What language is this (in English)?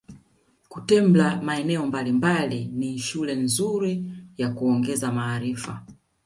Swahili